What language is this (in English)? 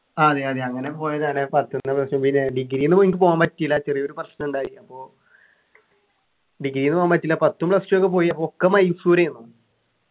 Malayalam